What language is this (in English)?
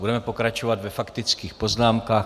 Czech